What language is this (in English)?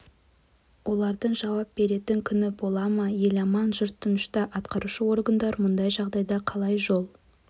Kazakh